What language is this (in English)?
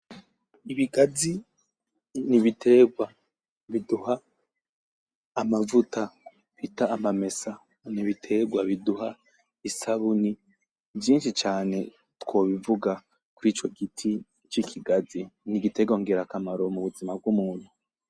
Rundi